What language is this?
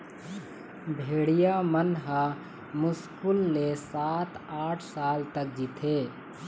Chhattisgarhi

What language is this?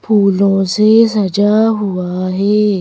Hindi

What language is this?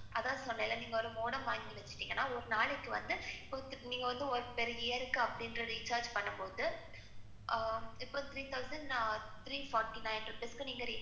Tamil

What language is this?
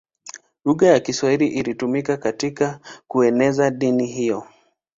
Swahili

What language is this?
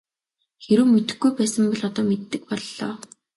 Mongolian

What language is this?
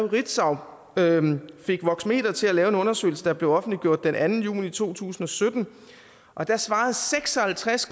Danish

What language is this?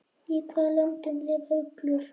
Icelandic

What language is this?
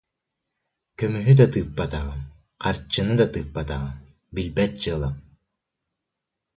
Yakut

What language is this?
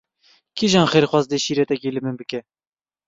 Kurdish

